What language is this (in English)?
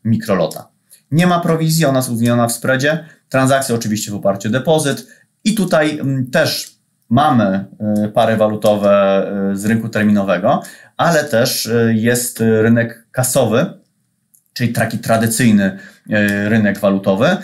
Polish